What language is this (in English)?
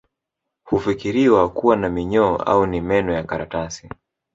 Swahili